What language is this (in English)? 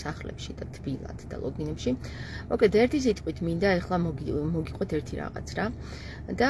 Arabic